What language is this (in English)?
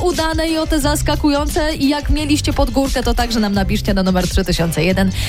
Polish